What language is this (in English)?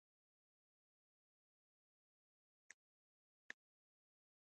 Pashto